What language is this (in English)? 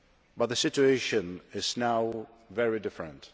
English